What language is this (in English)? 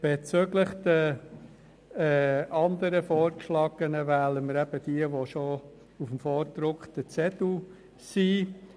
Swiss German